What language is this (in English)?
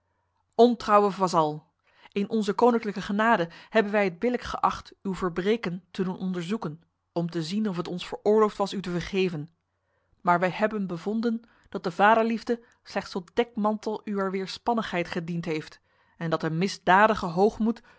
Dutch